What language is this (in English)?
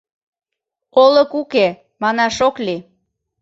Mari